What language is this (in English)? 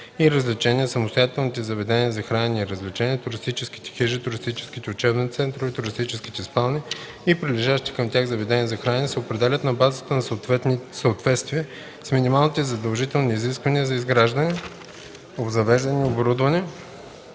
Bulgarian